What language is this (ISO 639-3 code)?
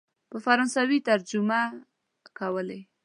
pus